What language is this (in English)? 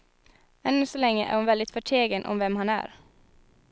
Swedish